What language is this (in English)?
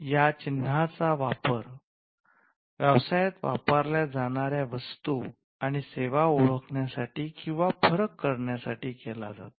Marathi